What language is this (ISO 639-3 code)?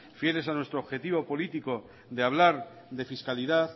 spa